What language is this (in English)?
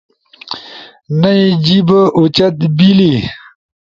Ushojo